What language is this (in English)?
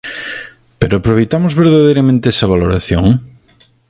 Galician